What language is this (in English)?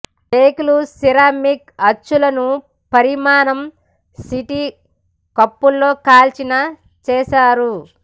Telugu